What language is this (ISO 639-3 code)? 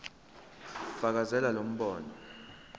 zul